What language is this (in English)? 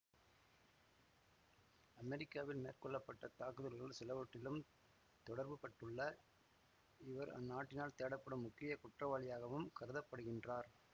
Tamil